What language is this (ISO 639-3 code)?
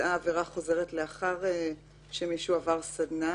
heb